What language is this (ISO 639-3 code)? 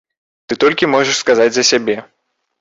bel